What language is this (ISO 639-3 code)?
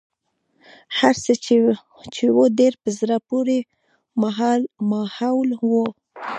pus